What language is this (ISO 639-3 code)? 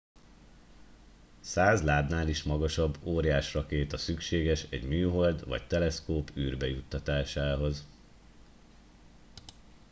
hun